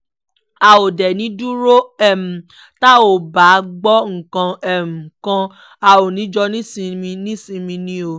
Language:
Yoruba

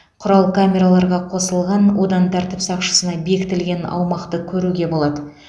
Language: Kazakh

